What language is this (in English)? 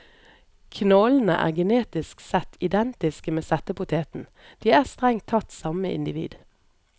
Norwegian